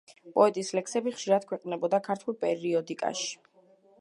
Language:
Georgian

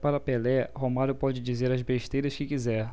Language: Portuguese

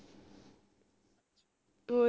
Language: Punjabi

